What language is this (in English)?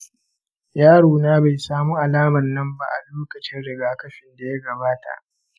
Hausa